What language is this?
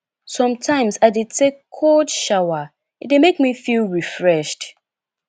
Nigerian Pidgin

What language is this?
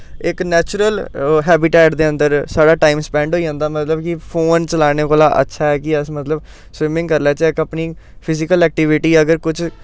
Dogri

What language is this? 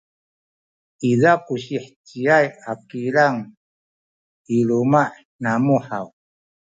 Sakizaya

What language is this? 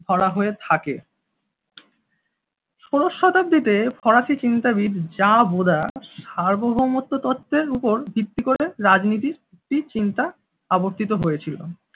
Bangla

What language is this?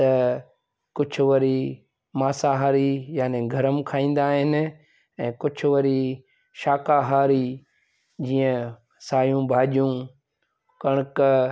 Sindhi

